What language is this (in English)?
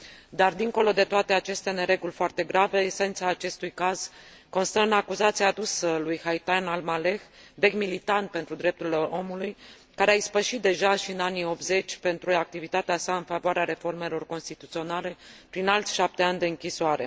Romanian